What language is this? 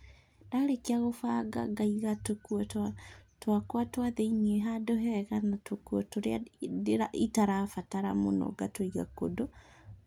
Kikuyu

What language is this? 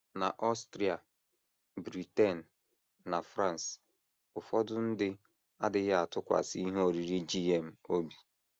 Igbo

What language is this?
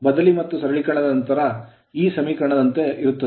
Kannada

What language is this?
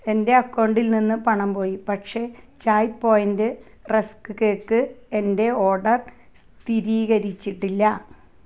Malayalam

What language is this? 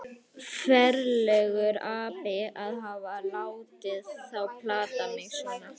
Icelandic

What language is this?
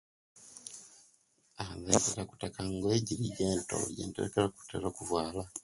Kenyi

